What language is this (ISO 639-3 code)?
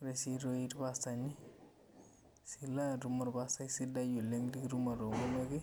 mas